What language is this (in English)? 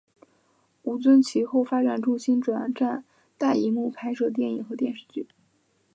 Chinese